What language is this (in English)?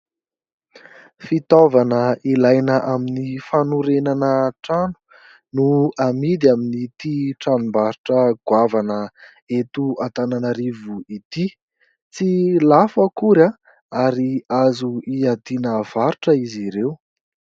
Malagasy